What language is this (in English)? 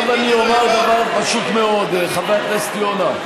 Hebrew